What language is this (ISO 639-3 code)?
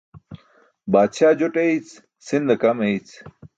bsk